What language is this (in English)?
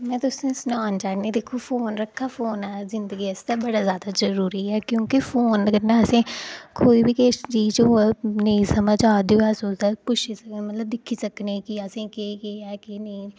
Dogri